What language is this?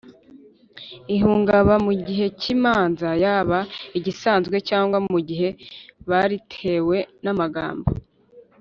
Kinyarwanda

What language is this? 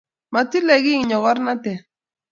Kalenjin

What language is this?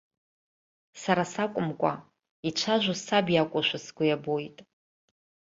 Abkhazian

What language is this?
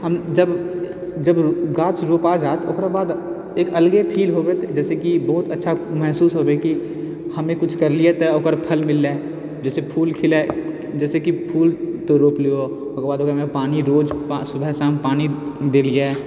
Maithili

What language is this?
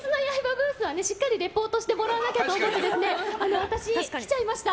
Japanese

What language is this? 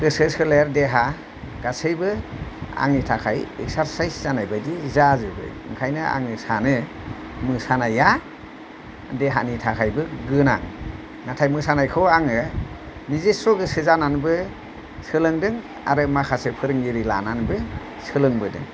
Bodo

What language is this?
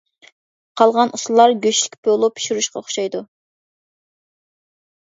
Uyghur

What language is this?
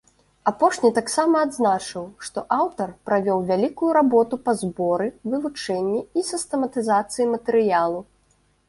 Belarusian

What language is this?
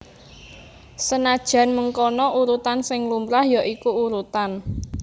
Javanese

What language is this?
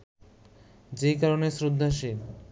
Bangla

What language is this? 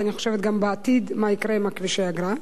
Hebrew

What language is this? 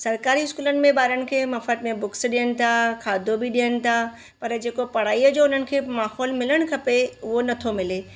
Sindhi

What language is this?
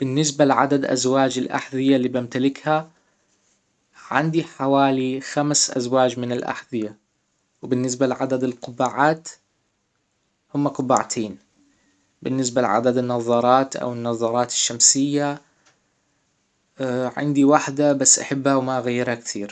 Hijazi Arabic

